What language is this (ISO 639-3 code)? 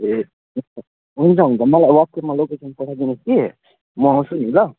nep